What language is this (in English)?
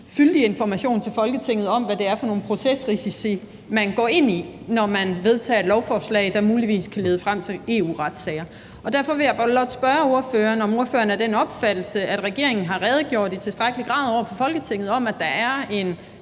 Danish